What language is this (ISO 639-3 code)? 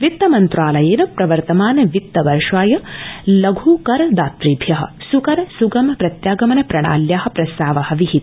san